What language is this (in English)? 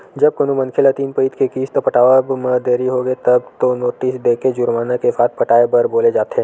Chhattisgarhi